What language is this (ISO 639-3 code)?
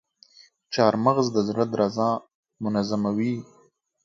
pus